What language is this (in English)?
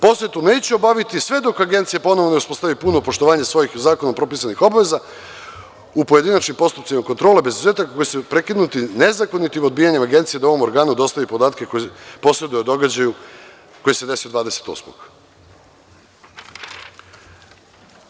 Serbian